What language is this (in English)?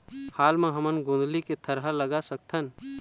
Chhattisgarhi